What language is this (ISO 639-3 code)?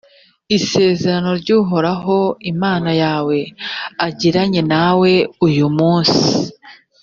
kin